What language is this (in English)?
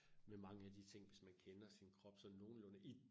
Danish